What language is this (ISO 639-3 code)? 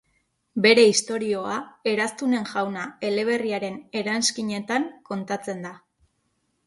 eus